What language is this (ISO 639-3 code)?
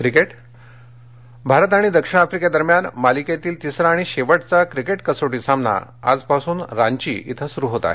mar